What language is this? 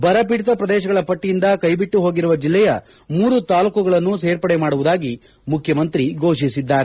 Kannada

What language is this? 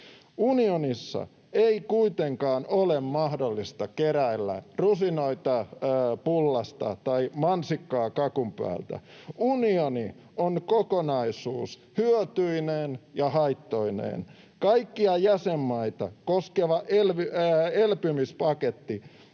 Finnish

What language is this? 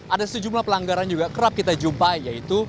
Indonesian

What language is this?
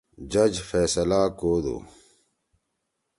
Torwali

